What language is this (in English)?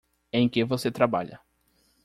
Portuguese